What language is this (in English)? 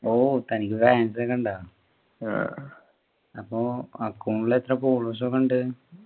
Malayalam